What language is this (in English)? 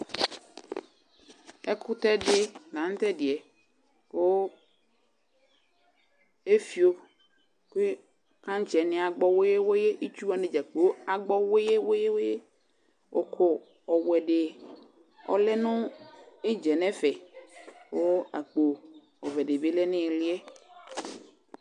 Ikposo